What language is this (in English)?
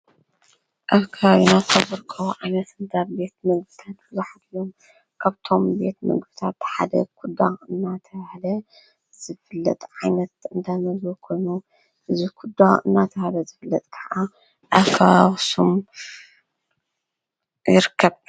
Tigrinya